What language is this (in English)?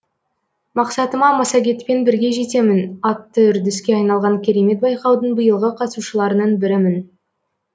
Kazakh